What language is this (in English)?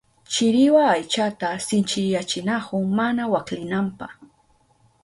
Southern Pastaza Quechua